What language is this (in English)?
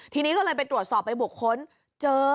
Thai